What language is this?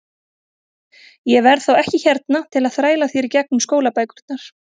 Icelandic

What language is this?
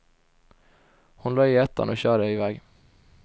Swedish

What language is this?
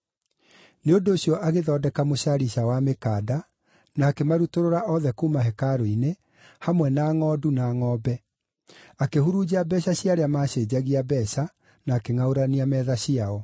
Kikuyu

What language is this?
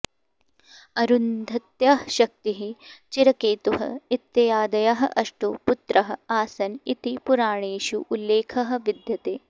Sanskrit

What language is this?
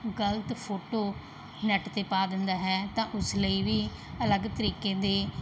Punjabi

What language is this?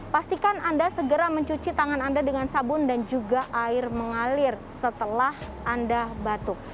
Indonesian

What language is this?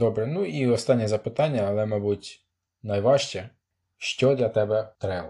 Ukrainian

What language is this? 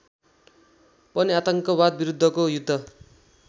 Nepali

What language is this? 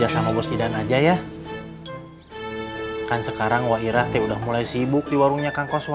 Indonesian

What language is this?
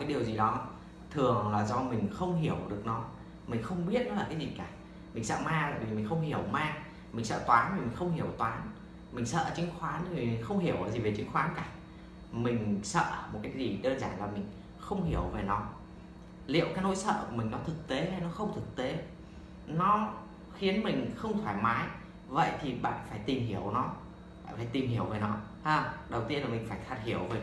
Vietnamese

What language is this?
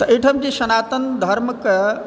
Maithili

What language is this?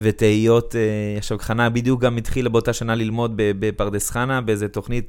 Hebrew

